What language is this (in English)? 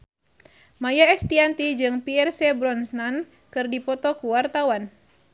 Sundanese